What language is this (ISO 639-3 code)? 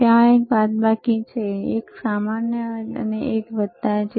guj